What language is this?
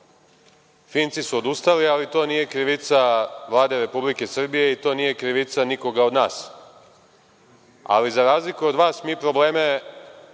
Serbian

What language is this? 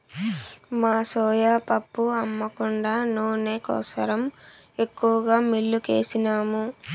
Telugu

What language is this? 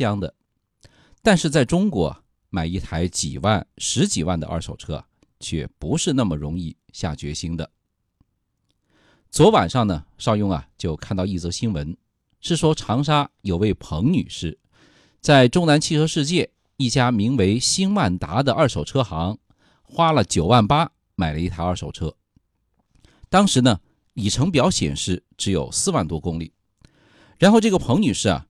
Chinese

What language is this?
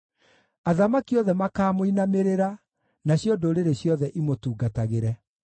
Kikuyu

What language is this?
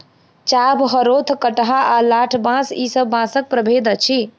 Maithili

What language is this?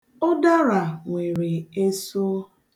Igbo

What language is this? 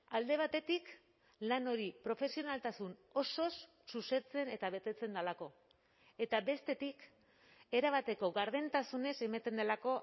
Basque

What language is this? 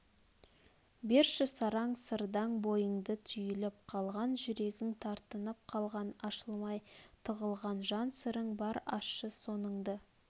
Kazakh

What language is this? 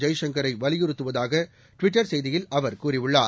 Tamil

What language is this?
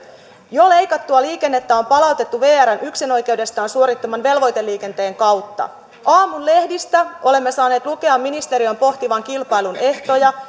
Finnish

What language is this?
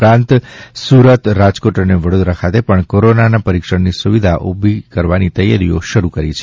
Gujarati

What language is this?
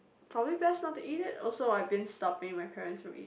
English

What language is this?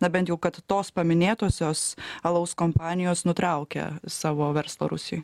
Lithuanian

